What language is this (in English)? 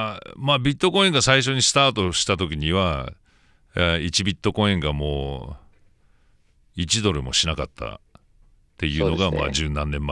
Japanese